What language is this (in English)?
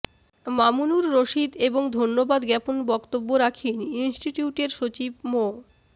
Bangla